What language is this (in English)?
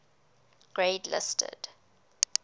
English